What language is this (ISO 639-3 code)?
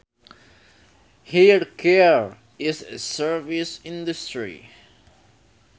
sun